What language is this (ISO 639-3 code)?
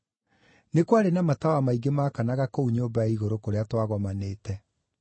kik